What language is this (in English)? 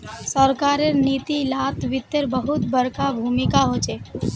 Magahi